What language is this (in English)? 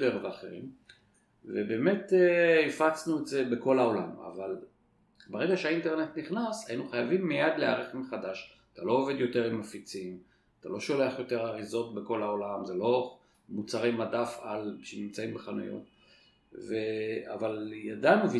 Hebrew